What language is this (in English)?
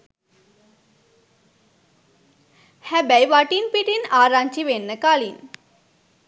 Sinhala